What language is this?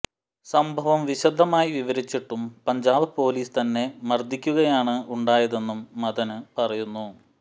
Malayalam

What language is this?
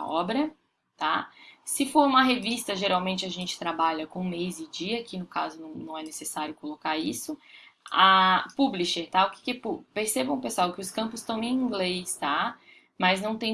Portuguese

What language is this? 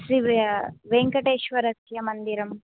Sanskrit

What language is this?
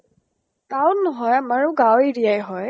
Assamese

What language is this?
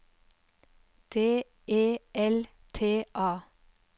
Norwegian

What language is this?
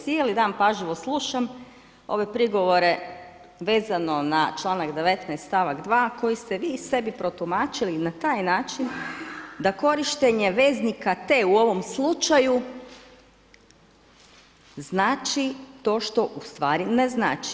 Croatian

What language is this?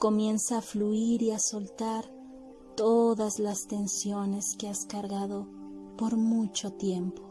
Spanish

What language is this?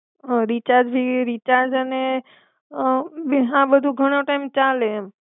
Gujarati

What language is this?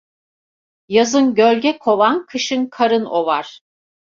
Turkish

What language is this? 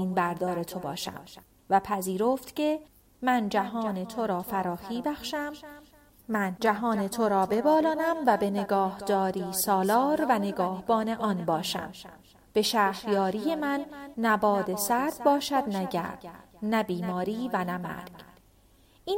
Persian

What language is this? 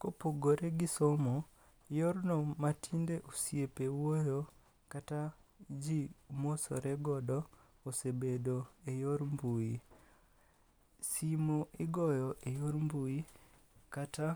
Luo (Kenya and Tanzania)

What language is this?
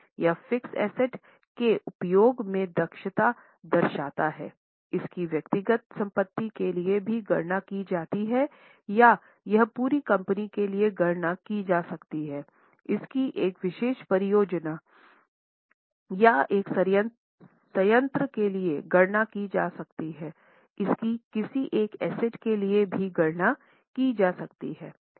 Hindi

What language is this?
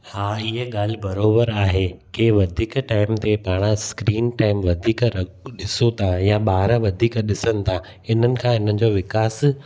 Sindhi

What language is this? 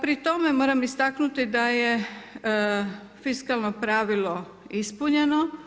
Croatian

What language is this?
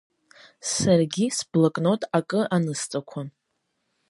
Abkhazian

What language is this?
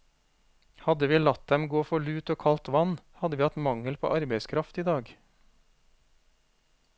Norwegian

